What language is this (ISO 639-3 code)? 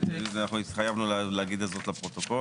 heb